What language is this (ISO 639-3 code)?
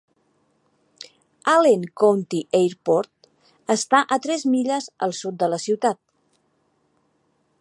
cat